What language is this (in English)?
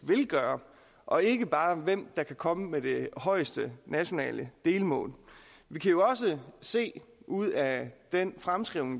Danish